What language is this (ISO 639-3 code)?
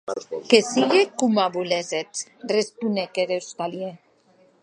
oci